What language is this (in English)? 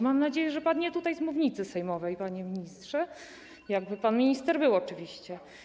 Polish